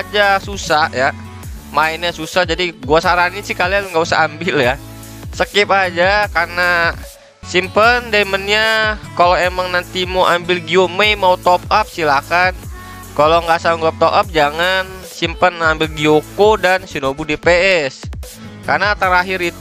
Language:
Indonesian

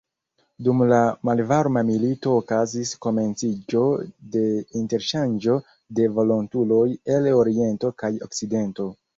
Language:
Esperanto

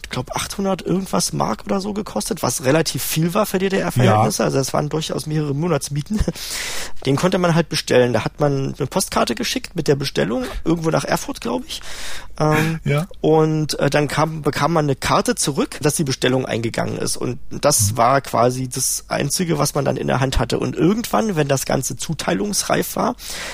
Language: German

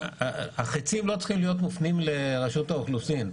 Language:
Hebrew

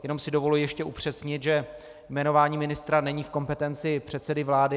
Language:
Czech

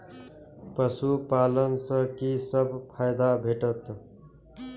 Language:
Maithili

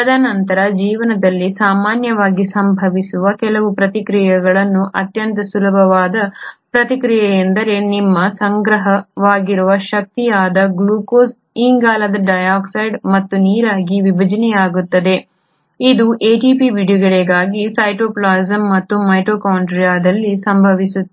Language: Kannada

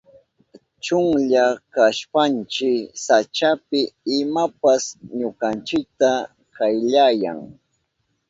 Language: Southern Pastaza Quechua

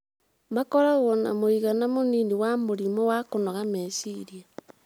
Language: Kikuyu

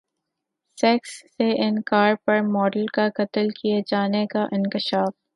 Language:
Urdu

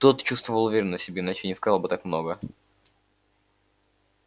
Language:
Russian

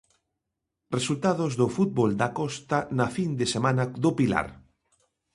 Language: Galician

